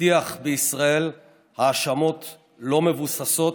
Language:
Hebrew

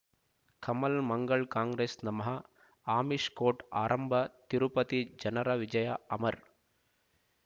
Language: Kannada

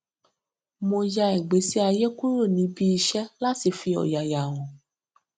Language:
Yoruba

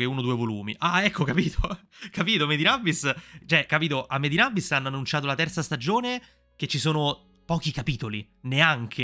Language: Italian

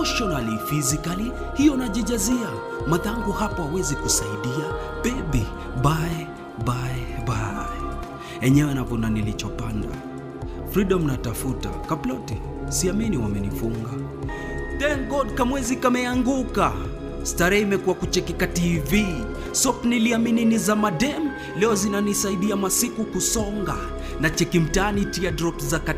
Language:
Swahili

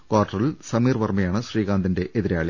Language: Malayalam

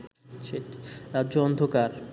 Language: Bangla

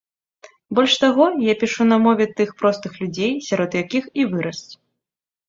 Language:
Belarusian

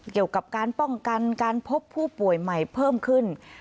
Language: Thai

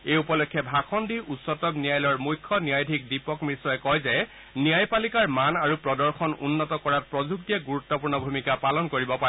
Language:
Assamese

